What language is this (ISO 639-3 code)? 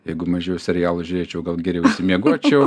lit